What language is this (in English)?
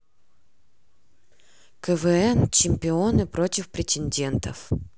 Russian